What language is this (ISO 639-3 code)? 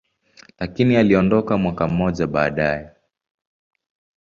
swa